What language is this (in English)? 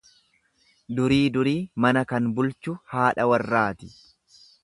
Oromo